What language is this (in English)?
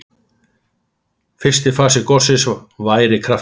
Icelandic